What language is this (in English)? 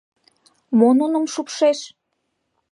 Mari